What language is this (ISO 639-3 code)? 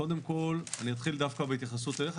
heb